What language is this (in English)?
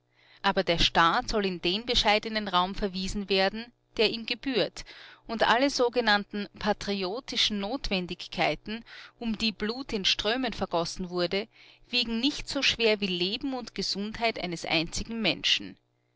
German